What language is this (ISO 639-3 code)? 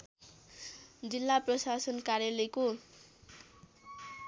nep